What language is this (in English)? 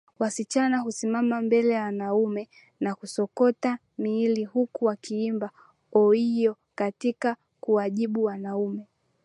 Swahili